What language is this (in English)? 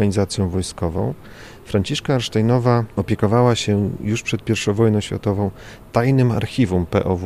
Polish